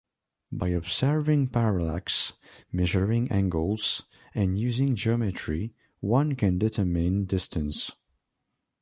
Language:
English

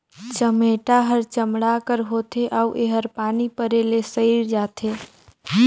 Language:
Chhattisgarhi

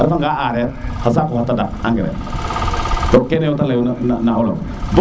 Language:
Serer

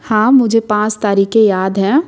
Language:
Hindi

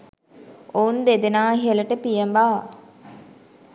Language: Sinhala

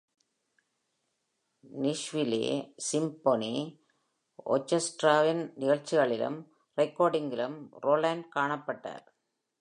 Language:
Tamil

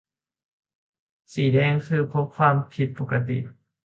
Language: Thai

